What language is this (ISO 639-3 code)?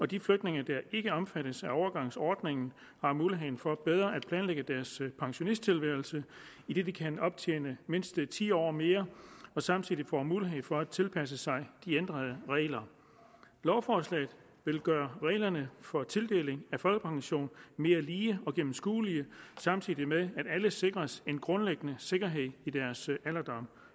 dan